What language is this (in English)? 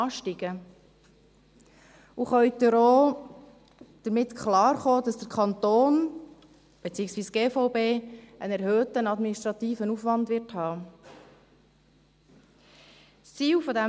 Swiss German